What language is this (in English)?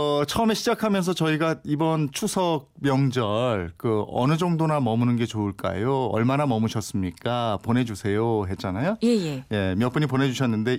Korean